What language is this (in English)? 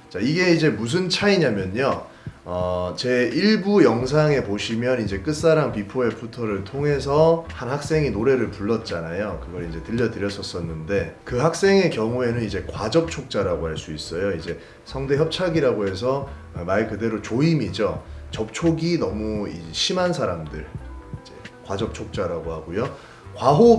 Korean